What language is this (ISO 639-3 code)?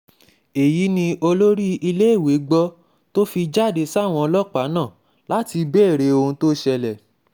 yor